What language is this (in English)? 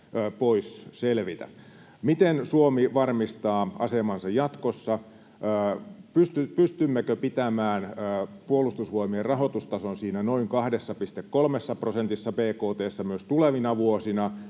Finnish